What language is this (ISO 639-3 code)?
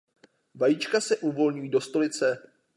ces